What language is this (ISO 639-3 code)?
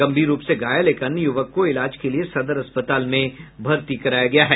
hin